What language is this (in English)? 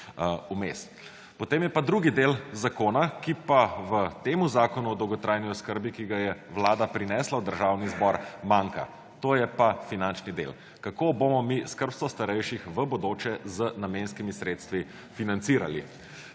Slovenian